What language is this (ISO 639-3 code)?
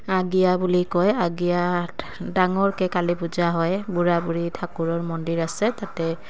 asm